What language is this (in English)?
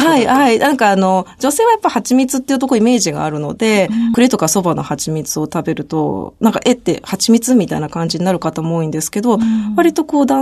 Japanese